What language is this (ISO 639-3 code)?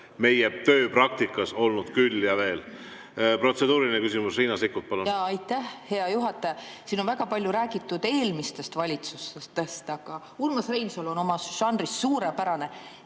est